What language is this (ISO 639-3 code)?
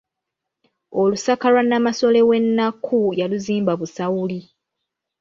lug